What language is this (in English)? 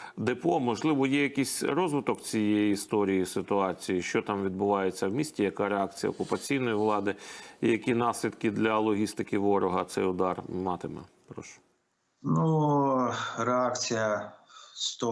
Ukrainian